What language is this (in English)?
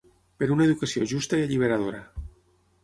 Catalan